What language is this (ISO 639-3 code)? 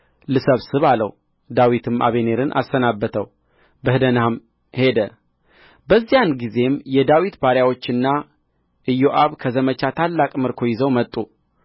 amh